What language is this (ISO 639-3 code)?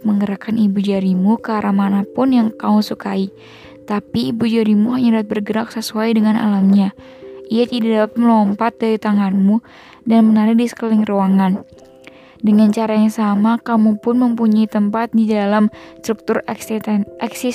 ind